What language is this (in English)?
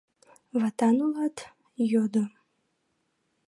Mari